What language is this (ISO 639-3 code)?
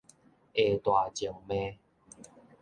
nan